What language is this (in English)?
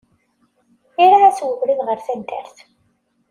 Kabyle